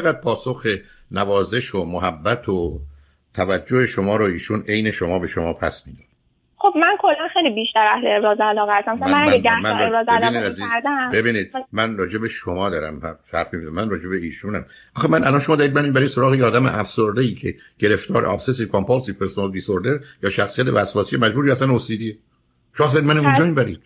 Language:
Persian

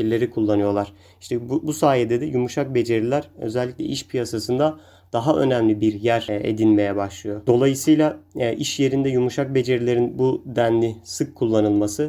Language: Turkish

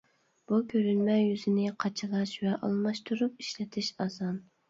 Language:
Uyghur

